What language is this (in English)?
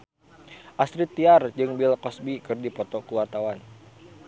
Sundanese